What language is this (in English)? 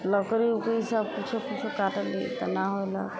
Maithili